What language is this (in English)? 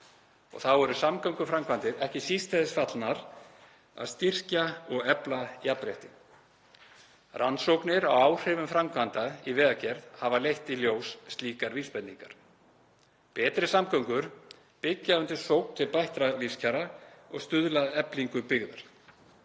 Icelandic